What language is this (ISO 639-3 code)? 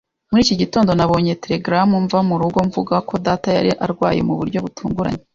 kin